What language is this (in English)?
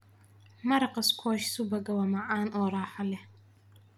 Somali